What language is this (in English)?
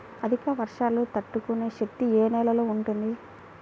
Telugu